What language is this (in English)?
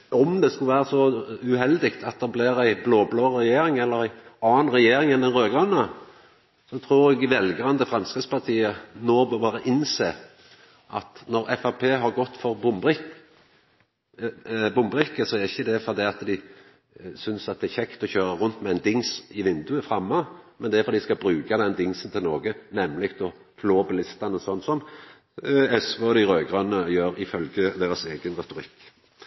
Norwegian Nynorsk